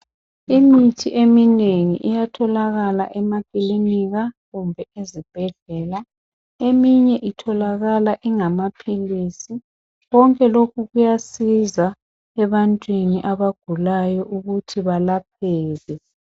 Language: North Ndebele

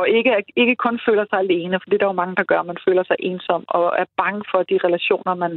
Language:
Danish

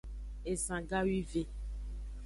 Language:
Aja (Benin)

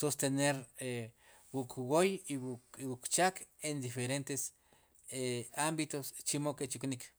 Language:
Sipacapense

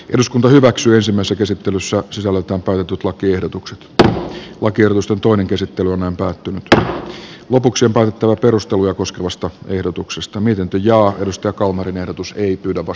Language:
Finnish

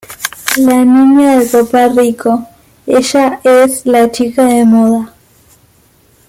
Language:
Spanish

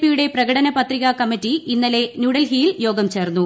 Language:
Malayalam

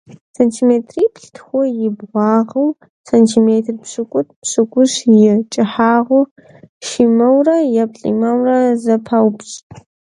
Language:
Kabardian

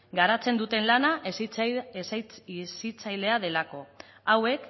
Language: Basque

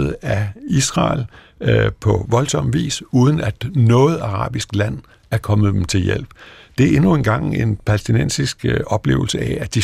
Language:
Danish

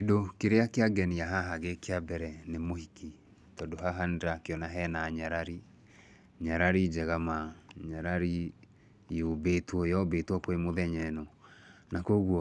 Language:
Kikuyu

